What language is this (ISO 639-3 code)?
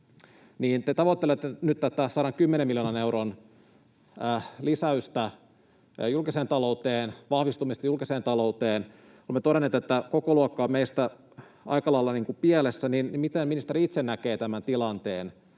fin